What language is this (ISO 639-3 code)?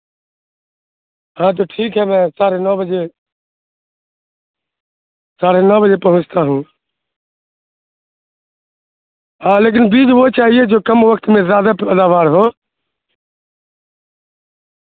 urd